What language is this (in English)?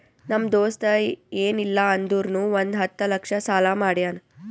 Kannada